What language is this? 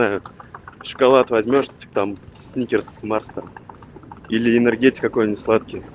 Russian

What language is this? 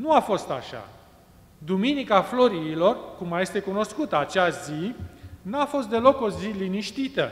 Romanian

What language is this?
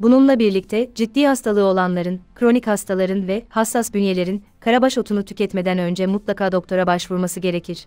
Turkish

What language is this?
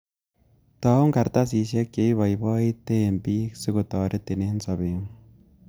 Kalenjin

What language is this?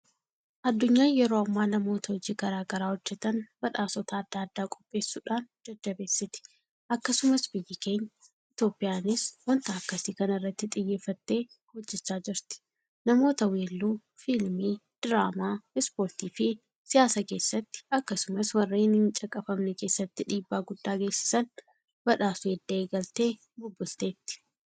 Oromo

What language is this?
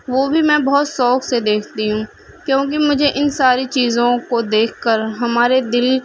Urdu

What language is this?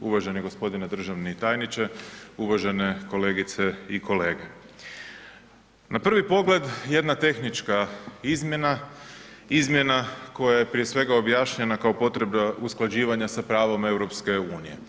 Croatian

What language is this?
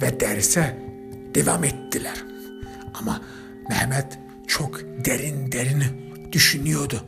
Turkish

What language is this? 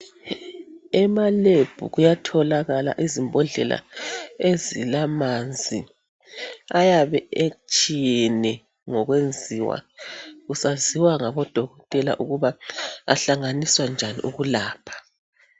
North Ndebele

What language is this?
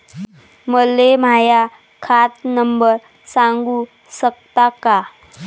Marathi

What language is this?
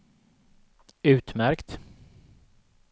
Swedish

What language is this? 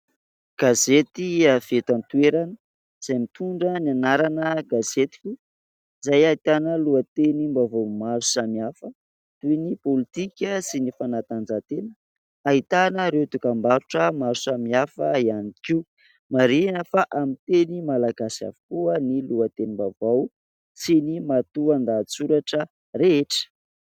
Malagasy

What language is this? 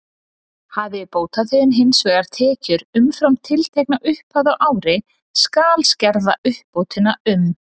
Icelandic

